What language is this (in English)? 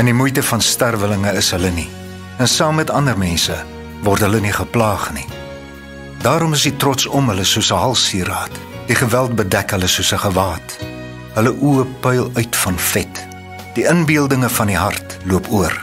Dutch